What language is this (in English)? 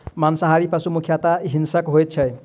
Maithili